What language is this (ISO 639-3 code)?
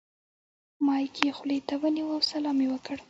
pus